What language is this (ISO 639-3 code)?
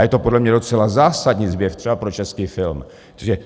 ces